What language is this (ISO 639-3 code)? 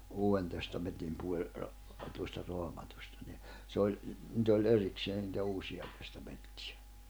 fin